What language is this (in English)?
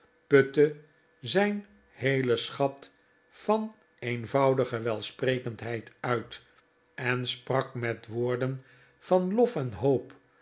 Dutch